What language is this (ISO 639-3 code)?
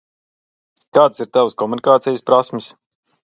lav